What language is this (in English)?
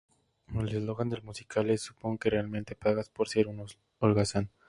Spanish